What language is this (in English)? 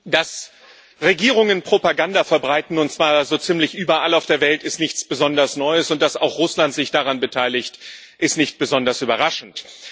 German